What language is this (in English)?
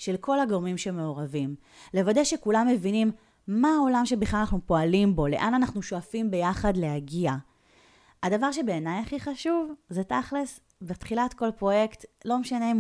Hebrew